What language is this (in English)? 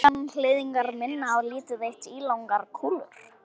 Icelandic